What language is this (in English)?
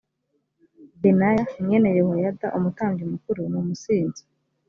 Kinyarwanda